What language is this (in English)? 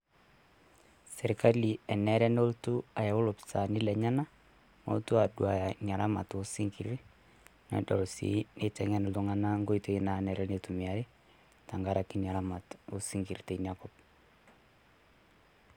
Masai